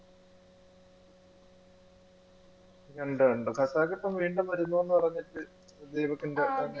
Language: Malayalam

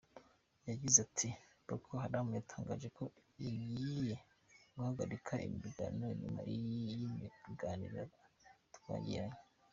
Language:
Kinyarwanda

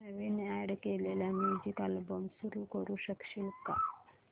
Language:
Marathi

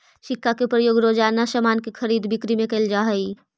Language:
Magahi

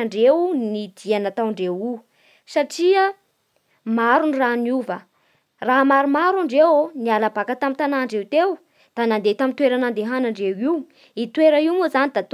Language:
Bara Malagasy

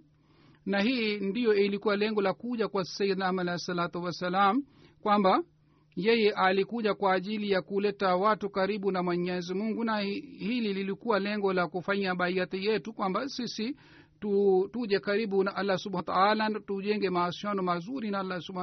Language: Swahili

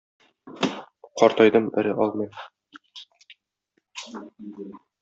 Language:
Tatar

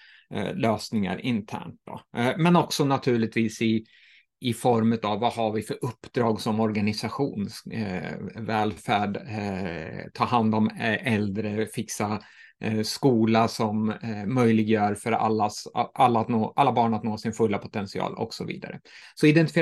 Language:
Swedish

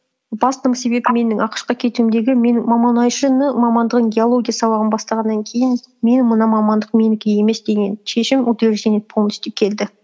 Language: Kazakh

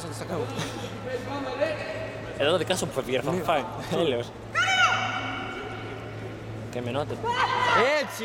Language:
Greek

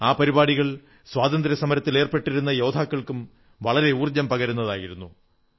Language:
Malayalam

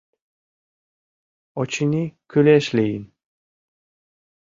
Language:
Mari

